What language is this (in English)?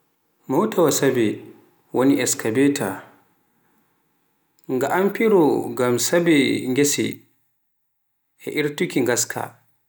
Pular